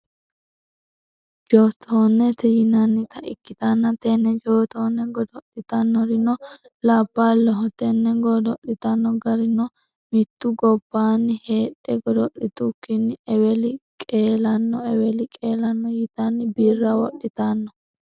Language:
Sidamo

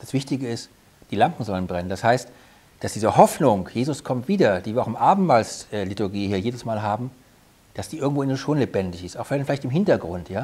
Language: German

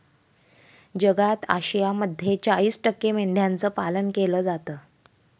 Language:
Marathi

